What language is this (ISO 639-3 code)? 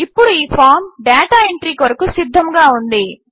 tel